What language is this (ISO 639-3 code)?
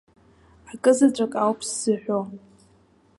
abk